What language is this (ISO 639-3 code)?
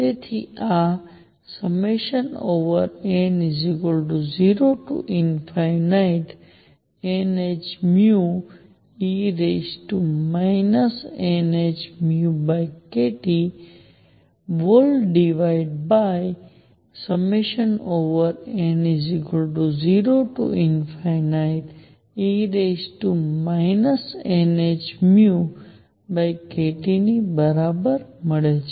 guj